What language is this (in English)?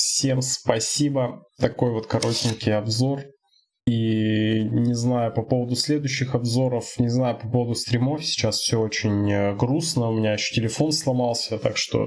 Russian